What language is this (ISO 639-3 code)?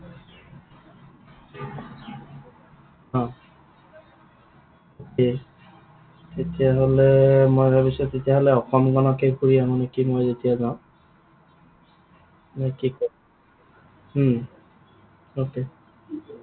asm